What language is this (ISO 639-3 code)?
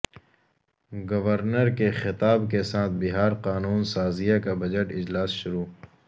urd